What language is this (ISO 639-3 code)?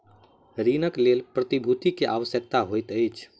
mai